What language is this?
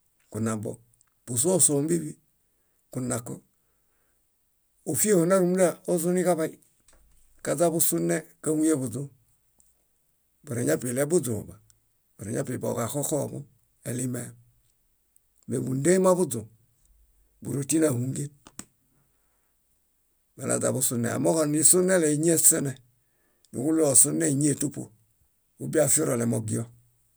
Bayot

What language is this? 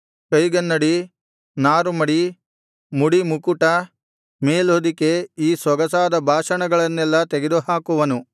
Kannada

